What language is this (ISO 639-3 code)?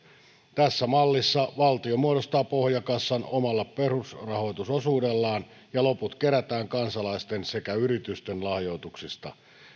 fin